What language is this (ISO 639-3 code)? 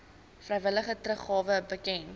afr